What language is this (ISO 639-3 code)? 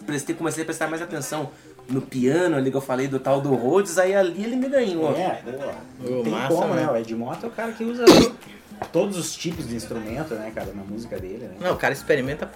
por